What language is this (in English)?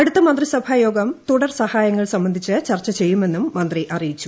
Malayalam